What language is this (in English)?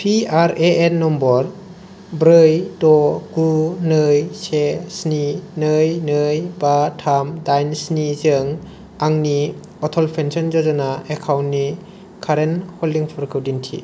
Bodo